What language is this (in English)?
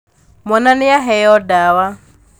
Kikuyu